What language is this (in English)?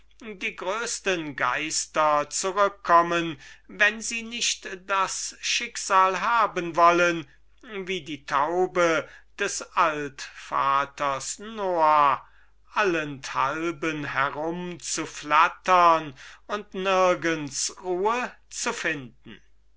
German